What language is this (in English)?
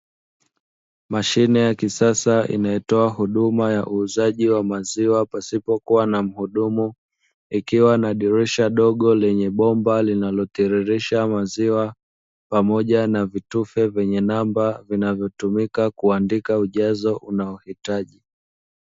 Swahili